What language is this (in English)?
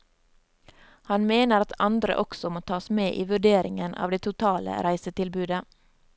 Norwegian